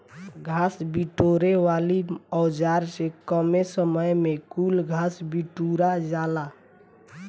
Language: Bhojpuri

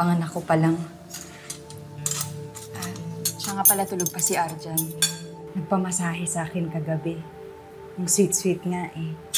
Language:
Filipino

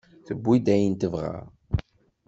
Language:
Kabyle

